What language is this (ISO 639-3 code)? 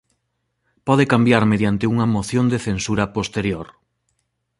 glg